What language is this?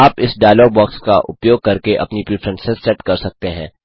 Hindi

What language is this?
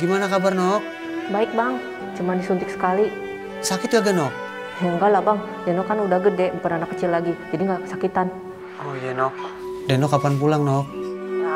Indonesian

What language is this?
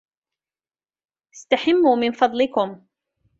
Arabic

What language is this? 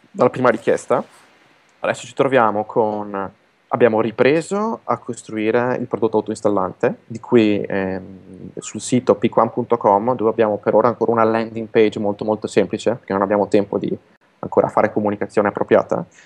Italian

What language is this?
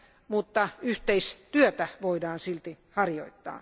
Finnish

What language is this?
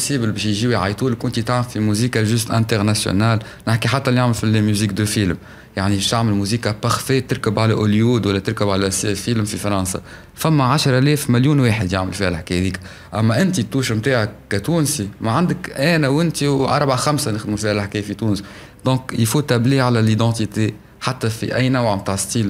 Arabic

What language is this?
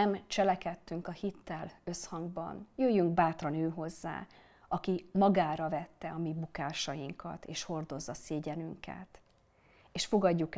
Hungarian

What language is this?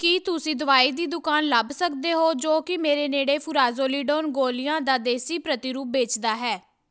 Punjabi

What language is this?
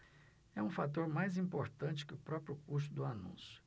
Portuguese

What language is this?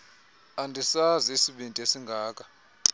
Xhosa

